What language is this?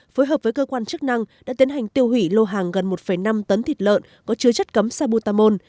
Vietnamese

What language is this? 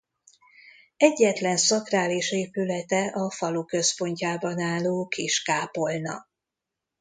Hungarian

